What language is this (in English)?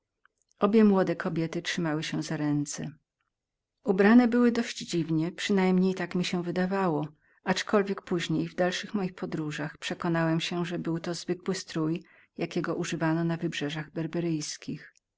Polish